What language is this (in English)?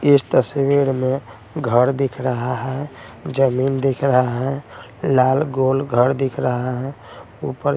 Hindi